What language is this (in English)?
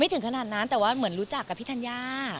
Thai